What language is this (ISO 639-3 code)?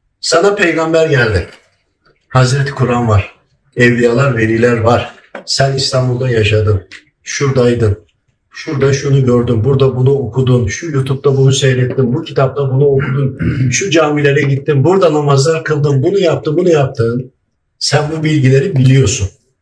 tur